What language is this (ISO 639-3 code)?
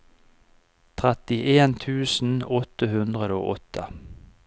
nor